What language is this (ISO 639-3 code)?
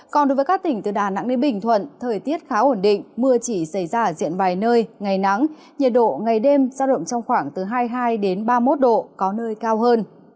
vie